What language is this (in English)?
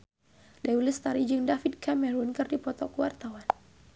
Sundanese